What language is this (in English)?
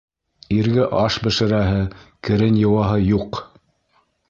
Bashkir